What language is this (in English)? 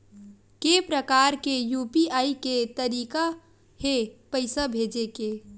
Chhattisgarhi